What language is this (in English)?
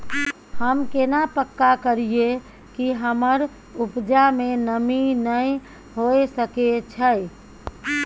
Maithili